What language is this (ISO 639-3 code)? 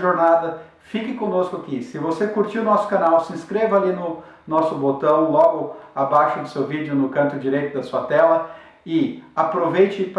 por